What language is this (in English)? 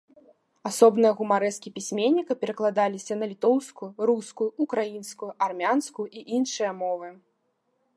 Belarusian